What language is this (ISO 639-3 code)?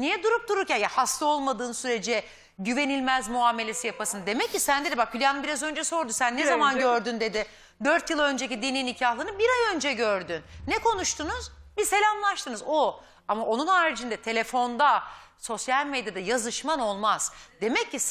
tur